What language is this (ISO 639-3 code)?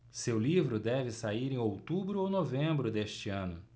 por